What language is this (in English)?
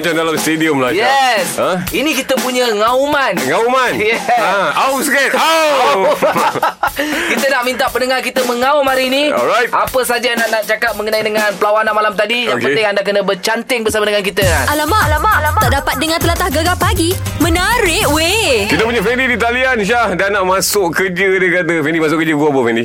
Malay